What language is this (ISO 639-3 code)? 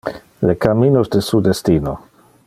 ina